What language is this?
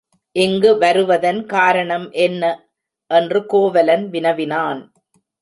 Tamil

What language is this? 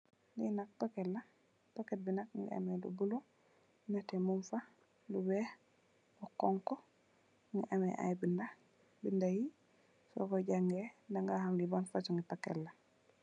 Wolof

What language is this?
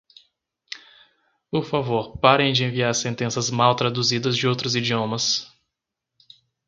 Portuguese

